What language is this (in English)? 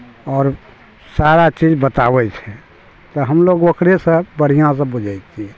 Maithili